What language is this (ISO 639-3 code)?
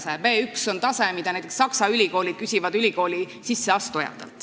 est